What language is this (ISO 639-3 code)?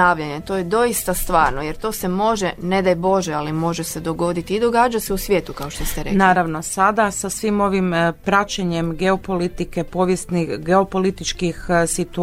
hrv